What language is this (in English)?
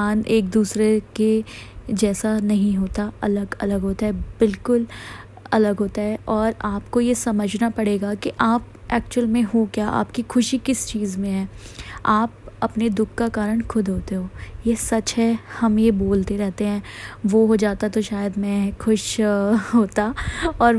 Hindi